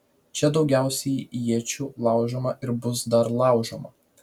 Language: Lithuanian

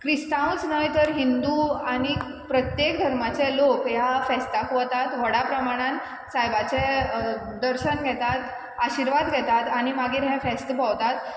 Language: Konkani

